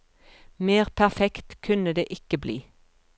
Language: Norwegian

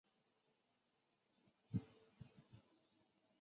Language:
Chinese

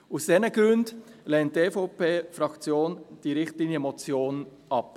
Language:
Swiss German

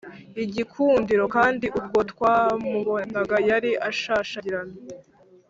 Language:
Kinyarwanda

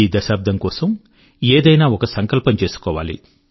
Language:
Telugu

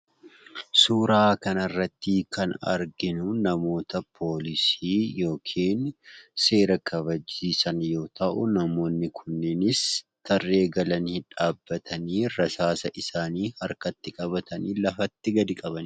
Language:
Oromo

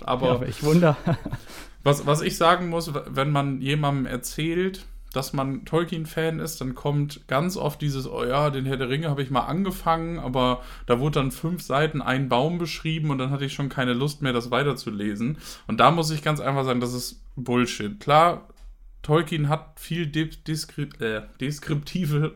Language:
German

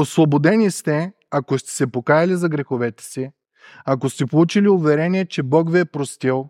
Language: Bulgarian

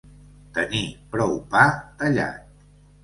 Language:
Catalan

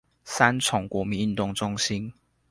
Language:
Chinese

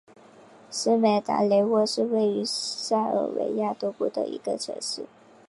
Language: Chinese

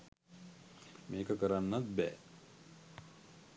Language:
Sinhala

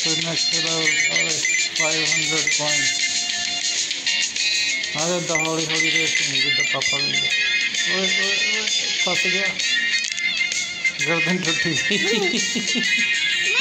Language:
Punjabi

